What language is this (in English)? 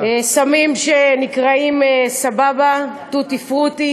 Hebrew